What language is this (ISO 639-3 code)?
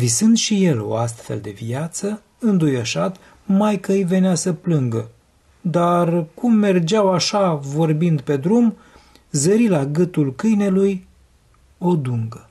ron